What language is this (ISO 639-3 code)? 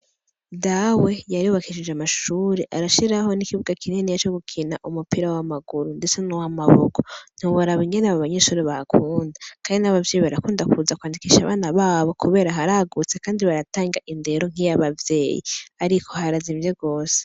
run